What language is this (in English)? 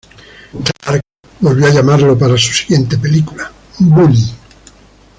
Spanish